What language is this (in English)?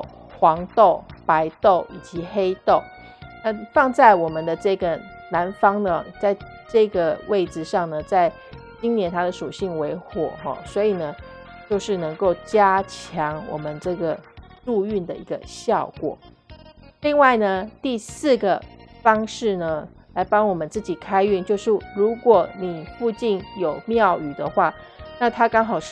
Chinese